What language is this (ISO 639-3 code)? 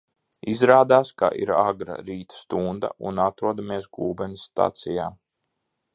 lav